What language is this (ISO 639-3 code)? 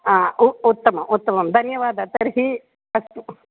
san